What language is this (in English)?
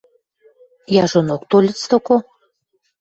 Western Mari